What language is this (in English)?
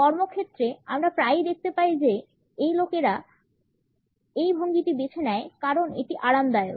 Bangla